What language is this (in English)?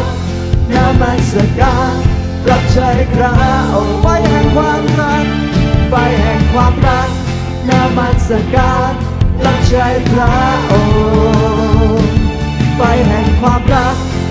Thai